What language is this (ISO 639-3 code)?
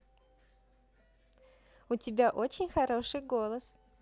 rus